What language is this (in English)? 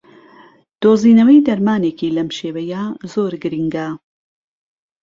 Central Kurdish